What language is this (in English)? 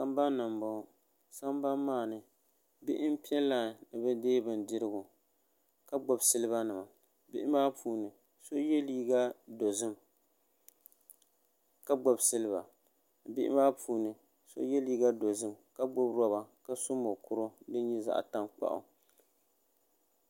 Dagbani